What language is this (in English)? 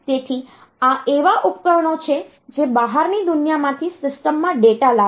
Gujarati